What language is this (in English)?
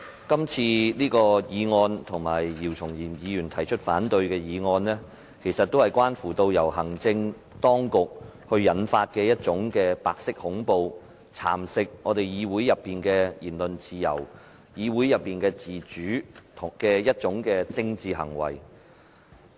Cantonese